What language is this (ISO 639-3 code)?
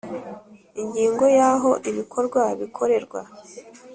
kin